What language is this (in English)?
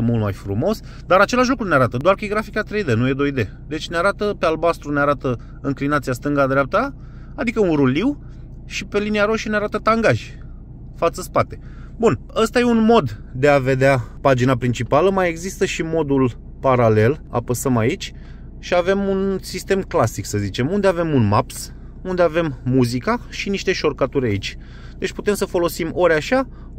Romanian